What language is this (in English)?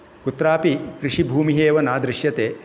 Sanskrit